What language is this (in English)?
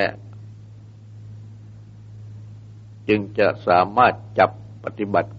Thai